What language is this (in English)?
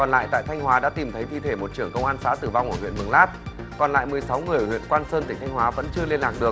Vietnamese